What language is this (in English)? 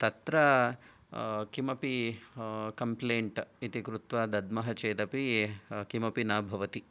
Sanskrit